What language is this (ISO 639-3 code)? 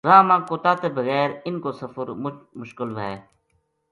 gju